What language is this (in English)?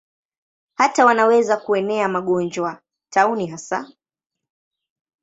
Swahili